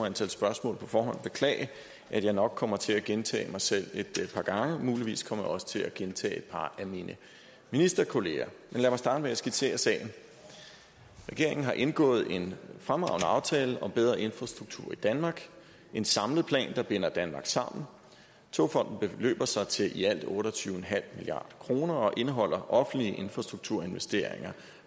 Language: Danish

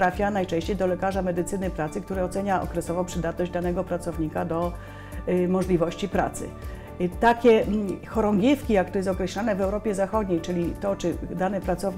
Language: Polish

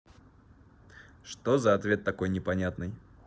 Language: Russian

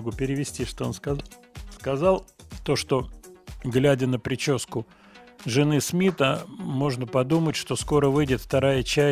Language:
Russian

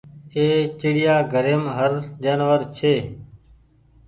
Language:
Goaria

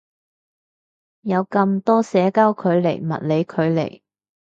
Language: Cantonese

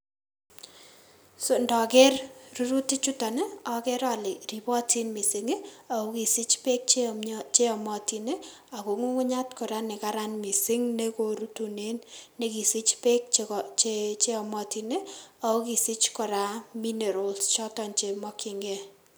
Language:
Kalenjin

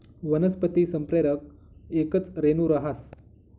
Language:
Marathi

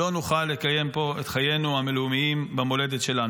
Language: Hebrew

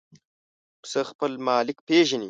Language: Pashto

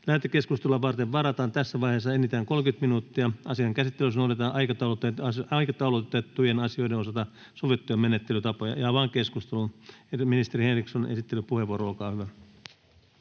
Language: Finnish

